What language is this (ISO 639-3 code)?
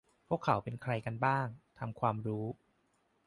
tha